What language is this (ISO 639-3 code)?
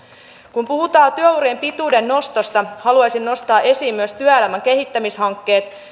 fin